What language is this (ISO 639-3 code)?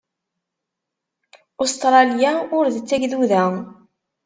kab